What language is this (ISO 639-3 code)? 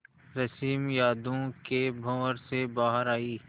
hin